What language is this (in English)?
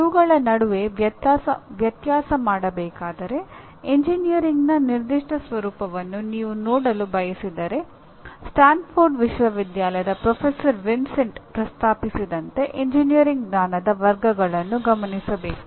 Kannada